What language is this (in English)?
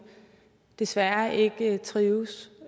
Danish